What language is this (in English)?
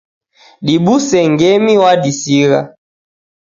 Taita